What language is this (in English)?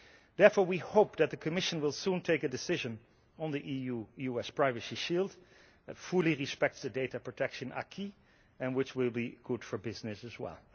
English